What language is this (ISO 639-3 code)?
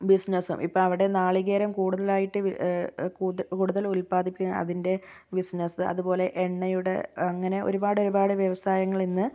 mal